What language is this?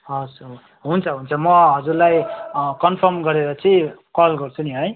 Nepali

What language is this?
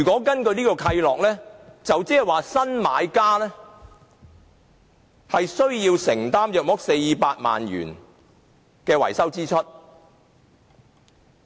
Cantonese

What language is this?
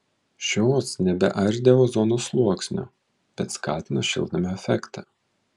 Lithuanian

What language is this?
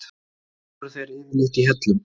Icelandic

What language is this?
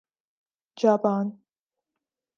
Urdu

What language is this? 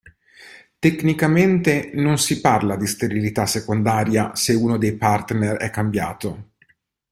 Italian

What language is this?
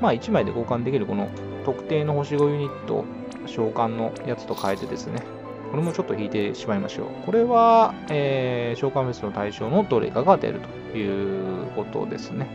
Japanese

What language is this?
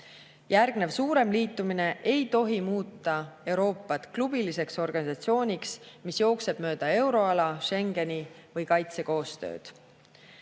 Estonian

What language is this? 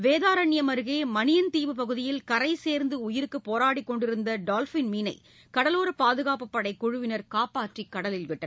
Tamil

